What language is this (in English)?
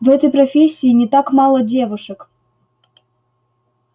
Russian